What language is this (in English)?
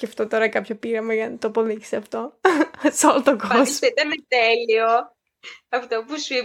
Greek